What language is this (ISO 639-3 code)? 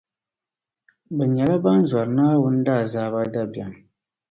dag